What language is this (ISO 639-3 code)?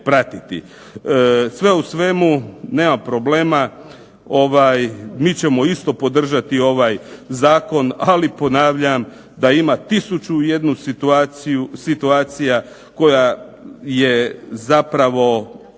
hrv